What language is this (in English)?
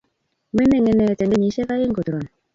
Kalenjin